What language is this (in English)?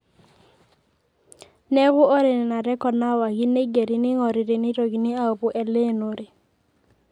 Masai